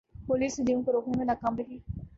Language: Urdu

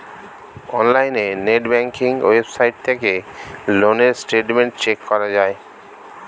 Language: Bangla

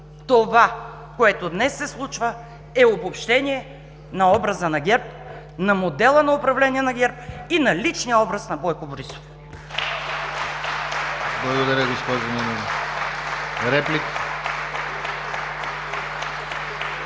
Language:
Bulgarian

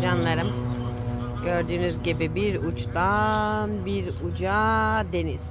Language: Turkish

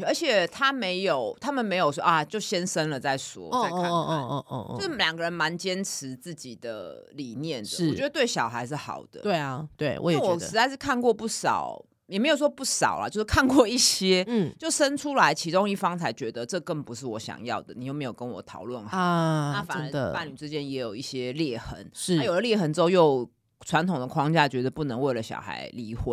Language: Chinese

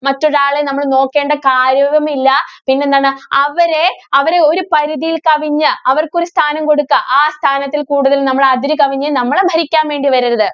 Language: Malayalam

